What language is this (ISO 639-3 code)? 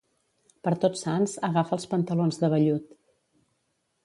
cat